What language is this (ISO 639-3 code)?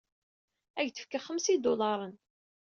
kab